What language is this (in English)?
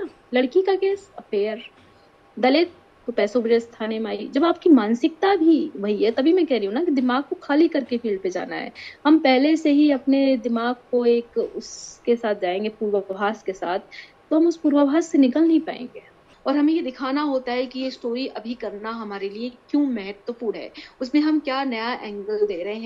Hindi